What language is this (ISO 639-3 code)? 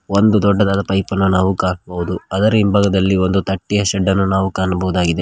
kan